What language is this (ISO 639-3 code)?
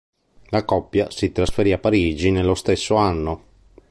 ita